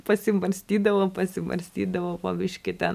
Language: Lithuanian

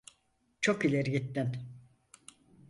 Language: Turkish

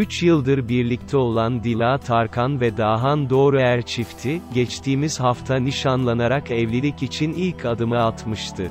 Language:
Turkish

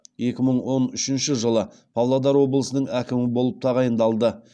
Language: Kazakh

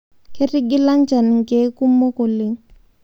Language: Masai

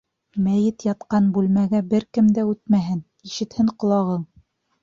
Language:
Bashkir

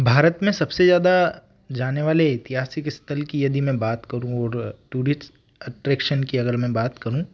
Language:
Hindi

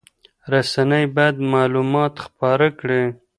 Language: Pashto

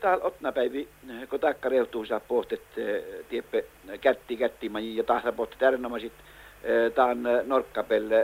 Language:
Finnish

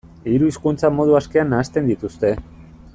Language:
Basque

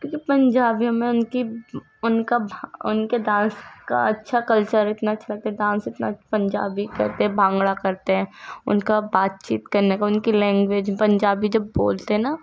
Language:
Urdu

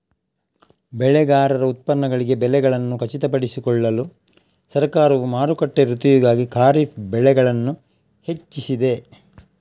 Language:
Kannada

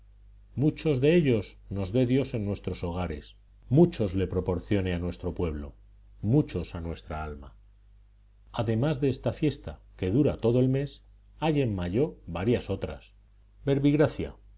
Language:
Spanish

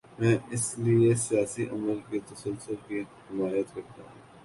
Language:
Urdu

